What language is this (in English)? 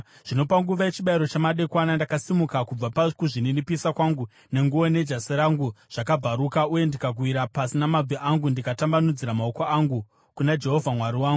Shona